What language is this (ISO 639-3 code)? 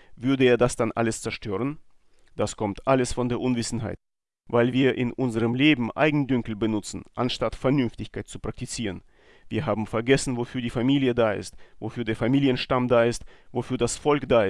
deu